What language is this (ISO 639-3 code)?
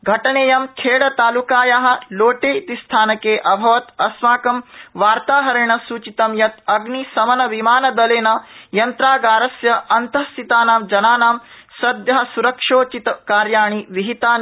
san